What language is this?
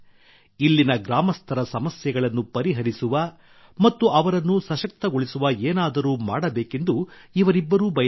Kannada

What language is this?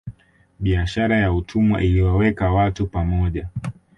Swahili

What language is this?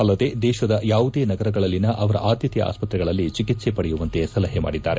Kannada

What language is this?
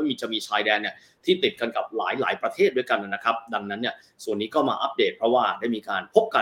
Thai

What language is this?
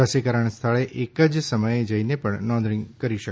Gujarati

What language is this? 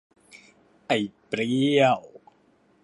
Thai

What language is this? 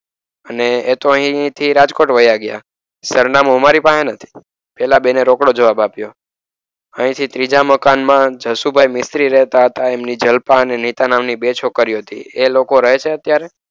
Gujarati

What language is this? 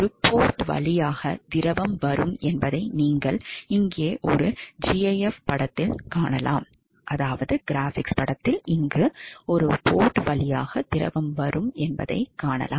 Tamil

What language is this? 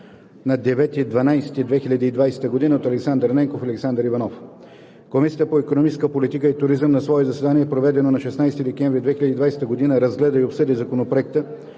Bulgarian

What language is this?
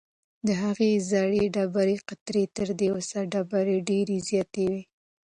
Pashto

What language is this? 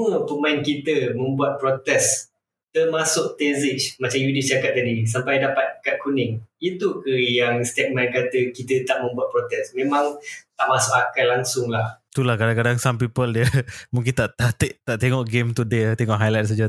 Malay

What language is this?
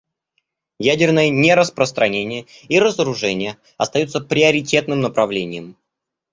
Russian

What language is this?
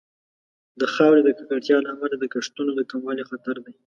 Pashto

